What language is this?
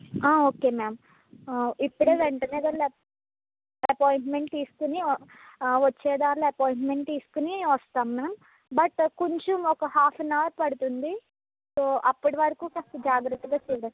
Telugu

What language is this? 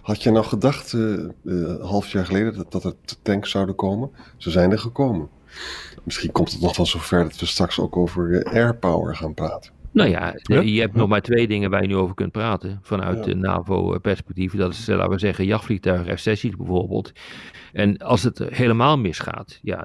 Dutch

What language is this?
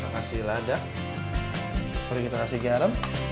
Indonesian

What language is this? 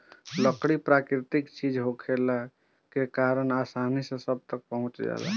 Bhojpuri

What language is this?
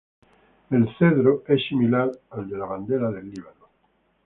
Spanish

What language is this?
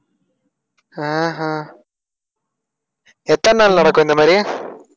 Tamil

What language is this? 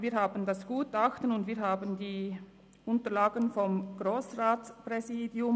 Swiss German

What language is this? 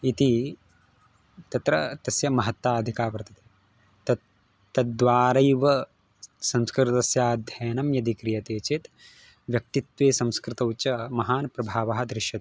Sanskrit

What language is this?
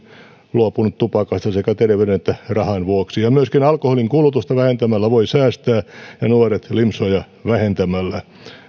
Finnish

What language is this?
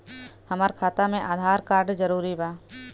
Bhojpuri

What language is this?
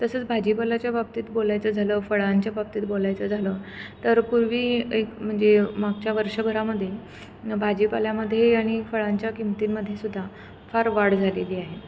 Marathi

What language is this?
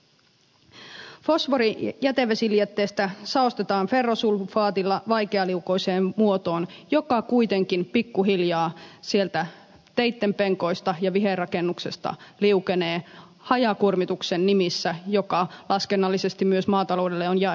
Finnish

